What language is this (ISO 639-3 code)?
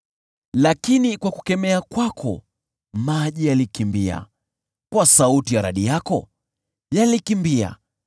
swa